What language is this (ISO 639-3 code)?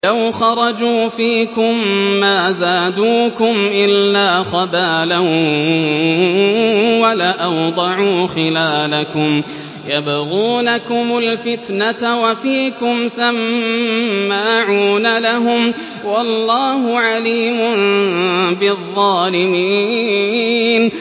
ara